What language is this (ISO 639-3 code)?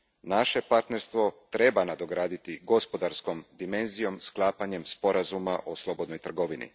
hrv